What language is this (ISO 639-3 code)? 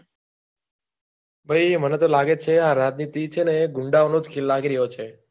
guj